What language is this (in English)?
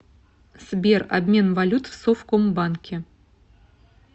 Russian